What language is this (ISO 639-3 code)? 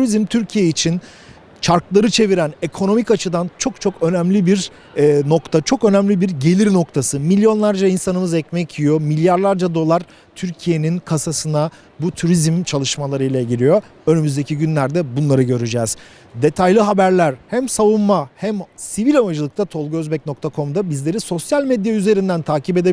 tur